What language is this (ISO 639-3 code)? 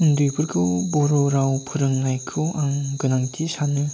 brx